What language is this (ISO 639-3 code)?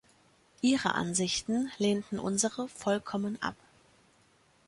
deu